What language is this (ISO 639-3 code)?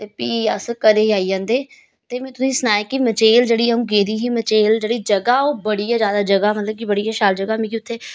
doi